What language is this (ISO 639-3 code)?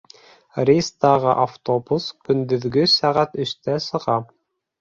bak